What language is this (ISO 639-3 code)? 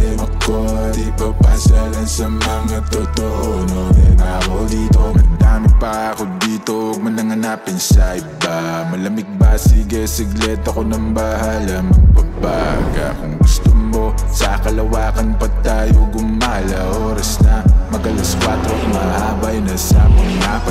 ind